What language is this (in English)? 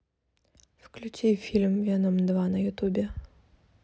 Russian